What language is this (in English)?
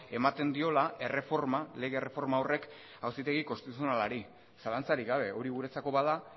Basque